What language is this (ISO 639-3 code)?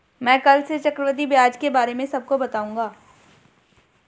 hin